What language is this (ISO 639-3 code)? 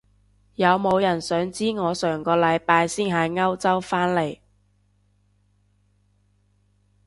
yue